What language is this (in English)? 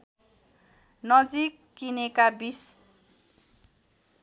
Nepali